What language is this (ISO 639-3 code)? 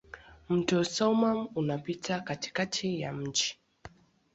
swa